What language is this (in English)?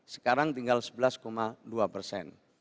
Indonesian